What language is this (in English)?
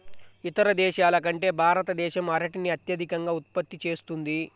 Telugu